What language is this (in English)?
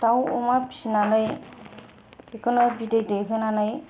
Bodo